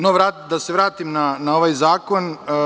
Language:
Serbian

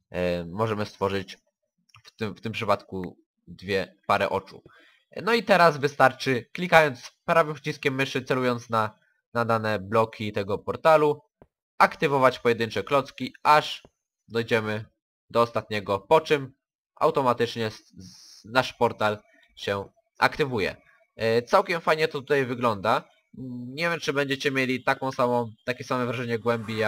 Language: Polish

